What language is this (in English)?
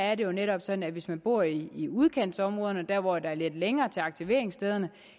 Danish